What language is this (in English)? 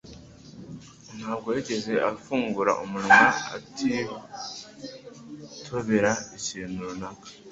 Kinyarwanda